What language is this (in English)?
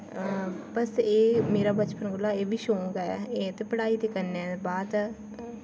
Dogri